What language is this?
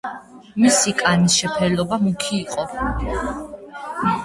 Georgian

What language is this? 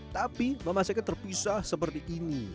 Indonesian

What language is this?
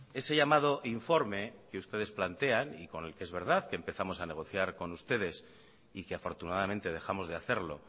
Spanish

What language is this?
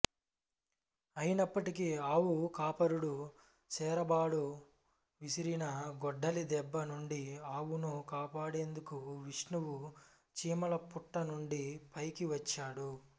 Telugu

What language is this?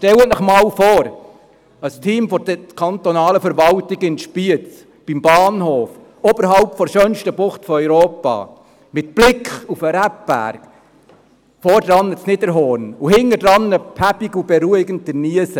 Swiss German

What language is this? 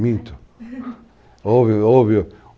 Portuguese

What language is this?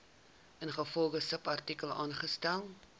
Afrikaans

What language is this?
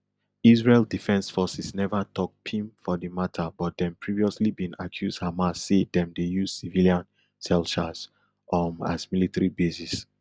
Nigerian Pidgin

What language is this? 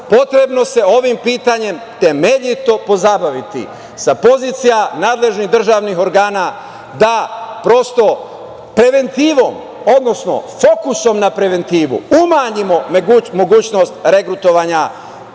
Serbian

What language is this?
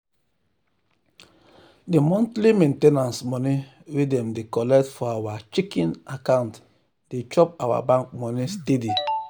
Nigerian Pidgin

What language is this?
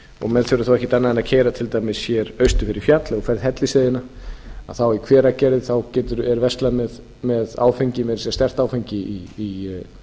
Icelandic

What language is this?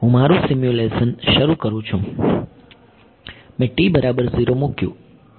Gujarati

